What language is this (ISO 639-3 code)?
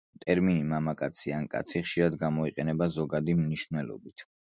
kat